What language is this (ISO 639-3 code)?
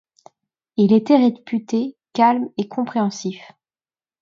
fra